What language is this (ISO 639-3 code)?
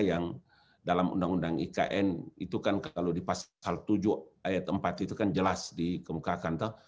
ind